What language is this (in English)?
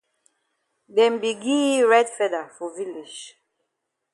Cameroon Pidgin